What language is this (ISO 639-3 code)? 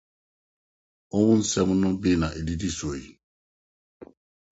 aka